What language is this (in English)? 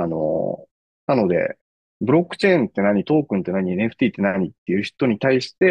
Japanese